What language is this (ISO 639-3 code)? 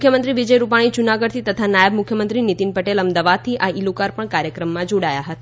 guj